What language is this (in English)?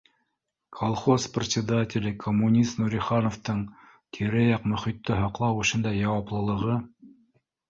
Bashkir